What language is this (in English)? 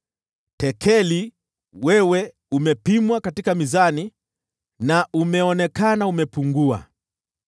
Swahili